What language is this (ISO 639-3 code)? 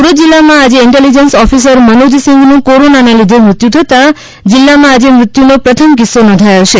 guj